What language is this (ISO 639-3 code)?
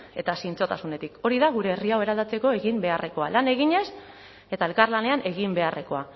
eus